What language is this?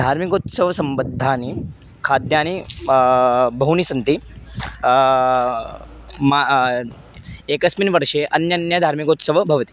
Sanskrit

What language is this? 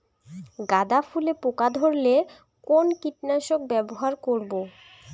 Bangla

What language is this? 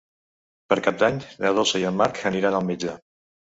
Catalan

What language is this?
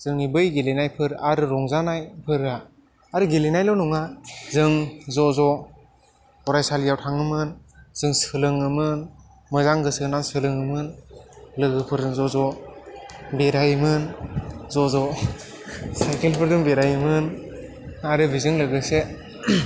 Bodo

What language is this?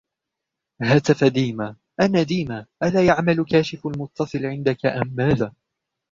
Arabic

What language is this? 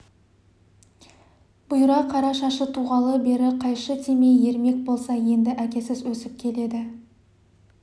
Kazakh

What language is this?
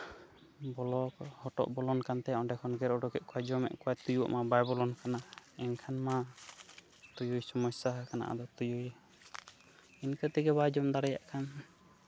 Santali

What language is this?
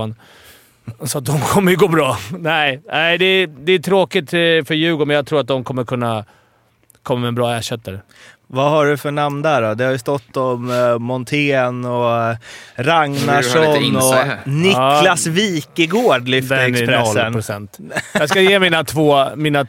Swedish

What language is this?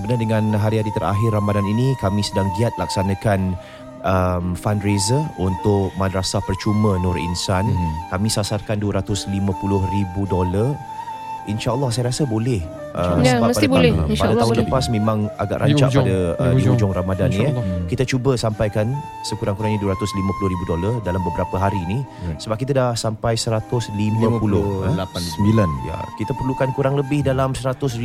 Malay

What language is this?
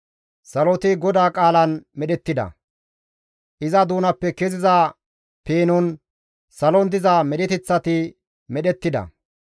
Gamo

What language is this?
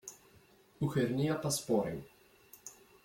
Kabyle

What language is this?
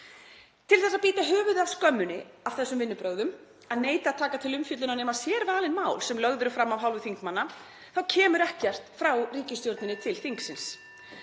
Icelandic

